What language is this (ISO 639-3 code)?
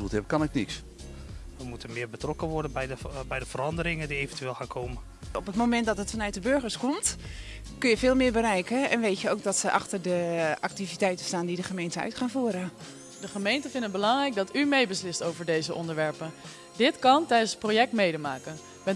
nld